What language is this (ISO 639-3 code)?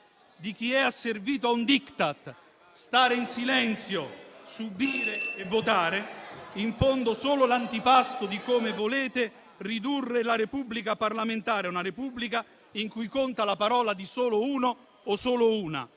ita